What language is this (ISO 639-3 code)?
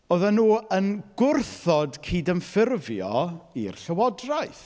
cym